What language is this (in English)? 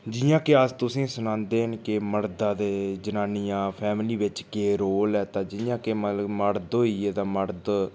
Dogri